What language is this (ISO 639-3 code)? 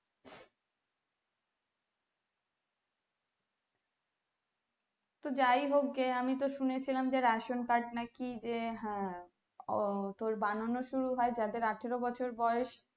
ben